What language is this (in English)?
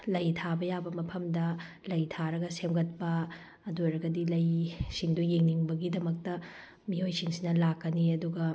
Manipuri